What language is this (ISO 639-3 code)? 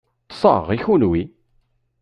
kab